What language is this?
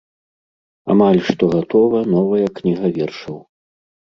Belarusian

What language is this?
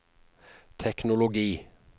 Norwegian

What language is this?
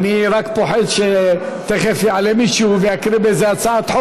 Hebrew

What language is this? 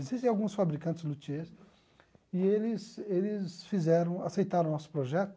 Portuguese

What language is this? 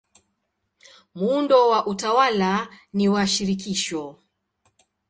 Swahili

